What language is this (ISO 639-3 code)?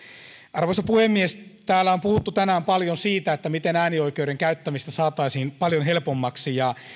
fin